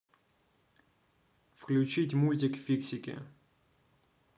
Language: Russian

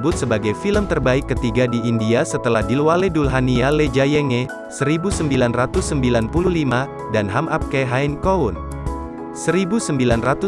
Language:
Indonesian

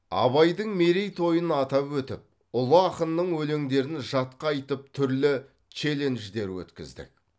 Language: Kazakh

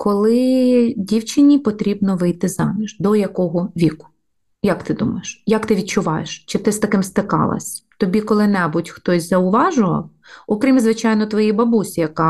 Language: Ukrainian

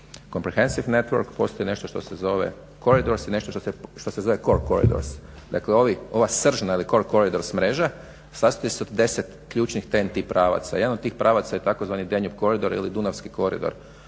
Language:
Croatian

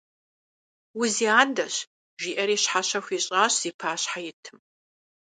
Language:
Kabardian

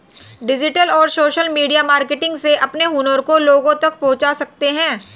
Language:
Hindi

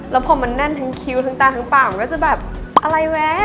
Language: Thai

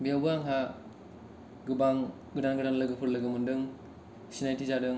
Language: Bodo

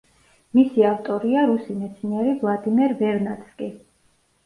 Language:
Georgian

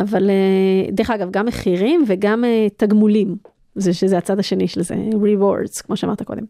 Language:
Hebrew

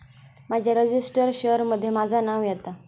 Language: Marathi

